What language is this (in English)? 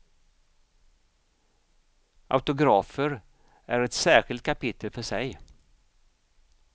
Swedish